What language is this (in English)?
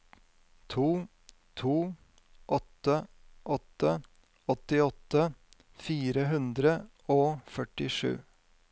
Norwegian